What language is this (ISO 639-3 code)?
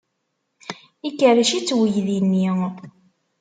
kab